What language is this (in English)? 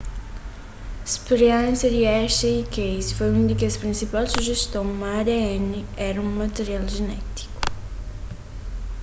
Kabuverdianu